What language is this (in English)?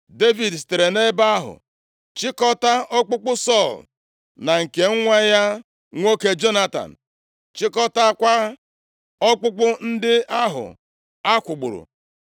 Igbo